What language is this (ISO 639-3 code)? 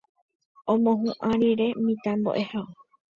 grn